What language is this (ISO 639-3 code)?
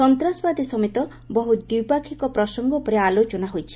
ori